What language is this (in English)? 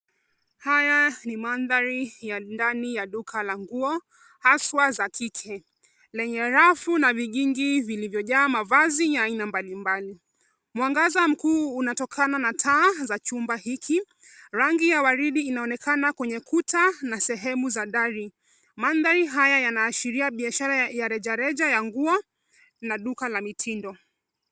Swahili